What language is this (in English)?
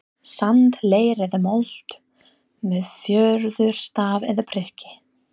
Icelandic